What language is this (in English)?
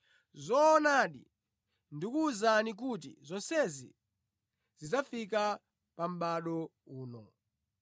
Nyanja